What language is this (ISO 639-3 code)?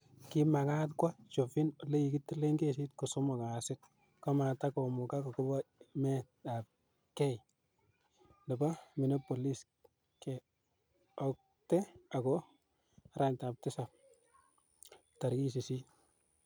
kln